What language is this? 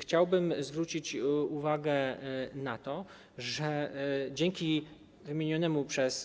Polish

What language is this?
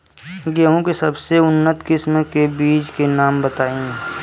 Bhojpuri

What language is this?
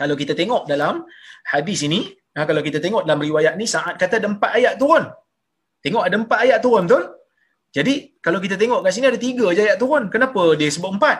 Malay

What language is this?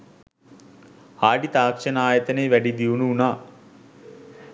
Sinhala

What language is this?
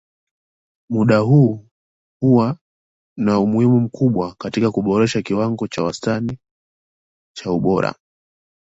Swahili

